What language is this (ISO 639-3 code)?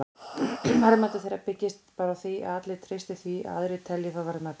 isl